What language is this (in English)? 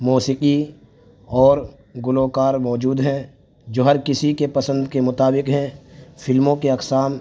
Urdu